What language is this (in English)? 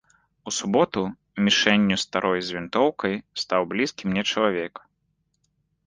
Belarusian